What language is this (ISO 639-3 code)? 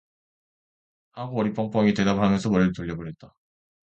kor